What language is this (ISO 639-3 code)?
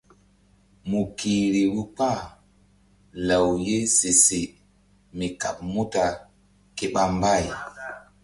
mdd